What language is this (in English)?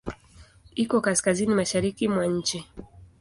Swahili